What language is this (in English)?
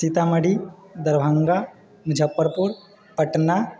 Maithili